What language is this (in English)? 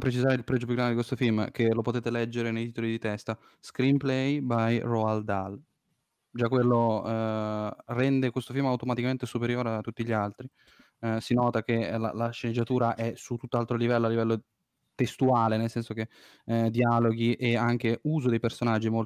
Italian